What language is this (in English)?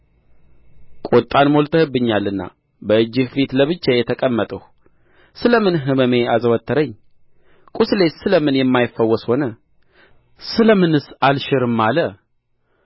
Amharic